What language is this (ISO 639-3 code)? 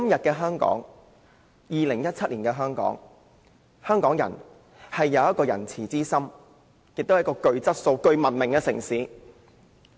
yue